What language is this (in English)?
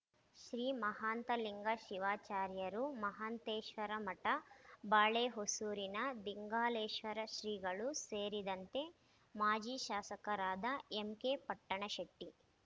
Kannada